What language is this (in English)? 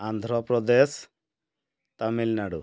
Odia